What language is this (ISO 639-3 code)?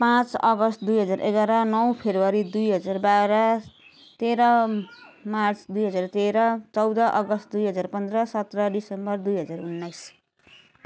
nep